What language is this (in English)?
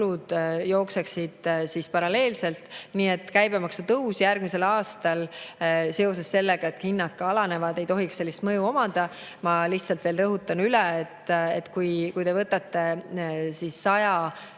Estonian